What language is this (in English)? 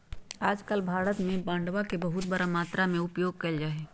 Magahi